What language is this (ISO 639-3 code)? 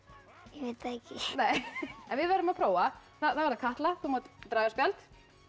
isl